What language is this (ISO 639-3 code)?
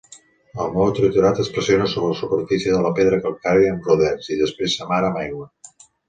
cat